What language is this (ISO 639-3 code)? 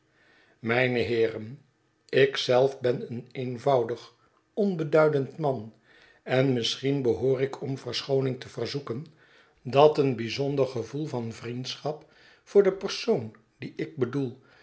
nld